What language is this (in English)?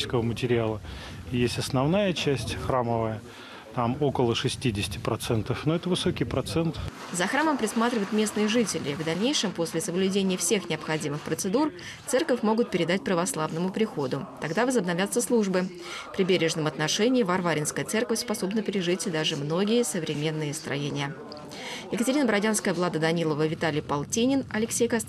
Russian